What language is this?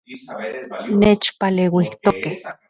Central Puebla Nahuatl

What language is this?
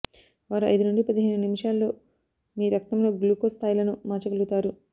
Telugu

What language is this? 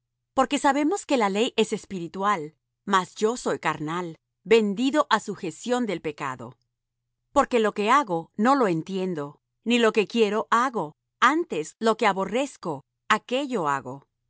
Spanish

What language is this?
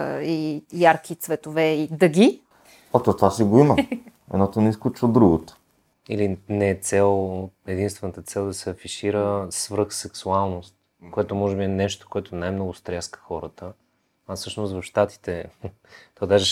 Bulgarian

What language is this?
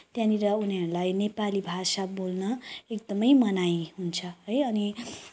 Nepali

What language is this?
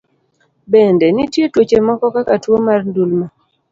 Luo (Kenya and Tanzania)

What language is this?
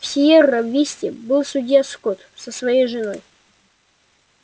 Russian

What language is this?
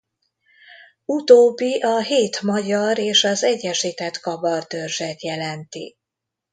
Hungarian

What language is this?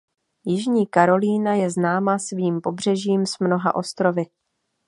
Czech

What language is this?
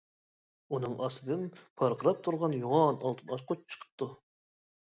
Uyghur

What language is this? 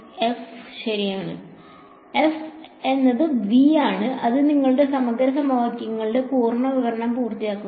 Malayalam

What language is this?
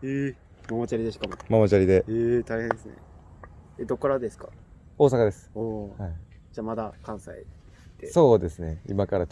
Japanese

